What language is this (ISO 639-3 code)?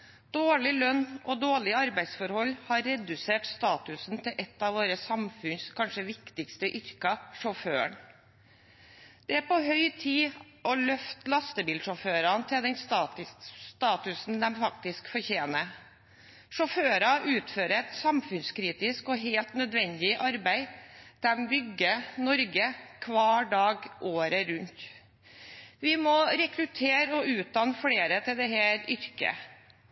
nob